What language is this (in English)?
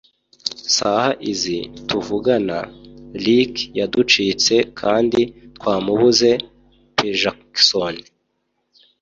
Kinyarwanda